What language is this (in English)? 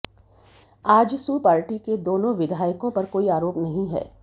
Hindi